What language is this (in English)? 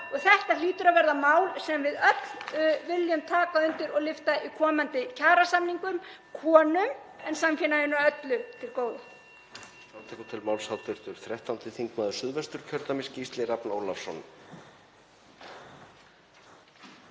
Icelandic